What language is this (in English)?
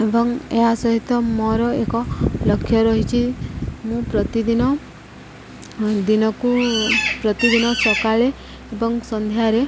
Odia